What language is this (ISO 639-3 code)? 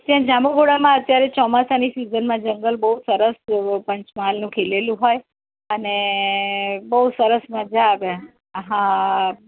guj